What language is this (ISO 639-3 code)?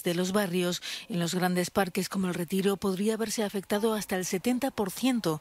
spa